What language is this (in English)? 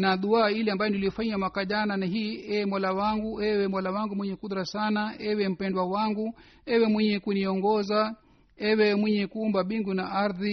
Swahili